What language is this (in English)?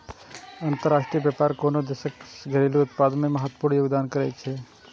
Maithili